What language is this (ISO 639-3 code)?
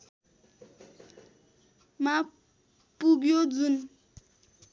nep